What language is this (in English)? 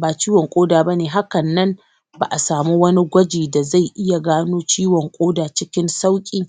Hausa